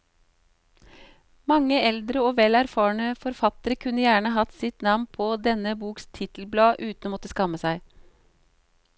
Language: Norwegian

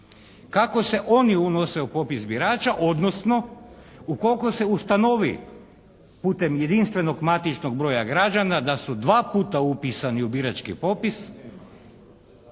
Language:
Croatian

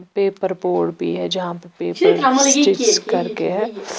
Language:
Hindi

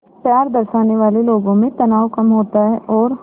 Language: Hindi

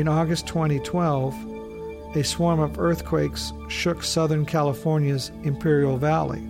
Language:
English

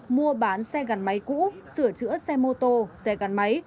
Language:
Vietnamese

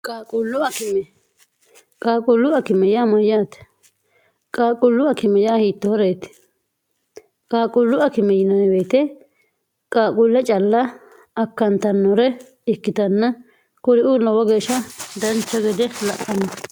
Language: Sidamo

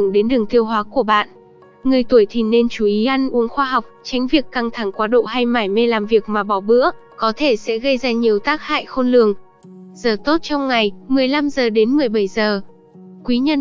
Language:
Vietnamese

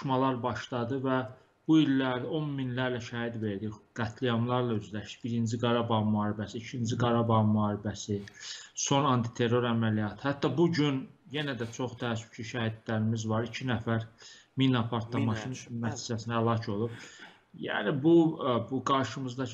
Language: Turkish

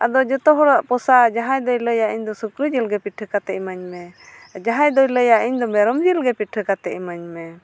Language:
Santali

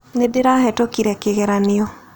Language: Kikuyu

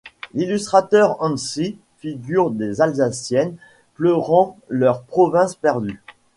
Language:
French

